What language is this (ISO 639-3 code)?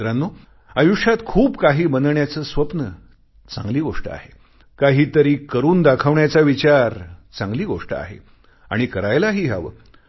mar